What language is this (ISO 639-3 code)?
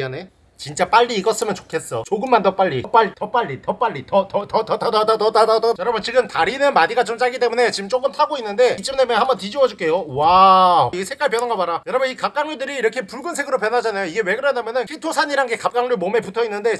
kor